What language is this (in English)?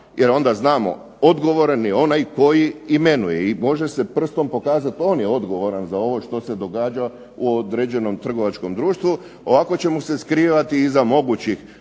Croatian